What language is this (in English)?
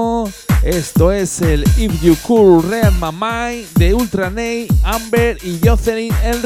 Spanish